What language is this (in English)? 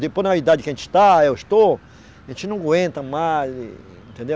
Portuguese